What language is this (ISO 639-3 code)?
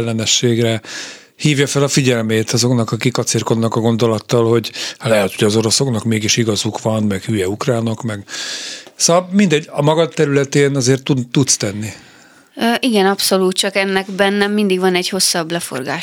hun